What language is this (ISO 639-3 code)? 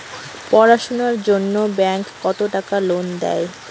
ben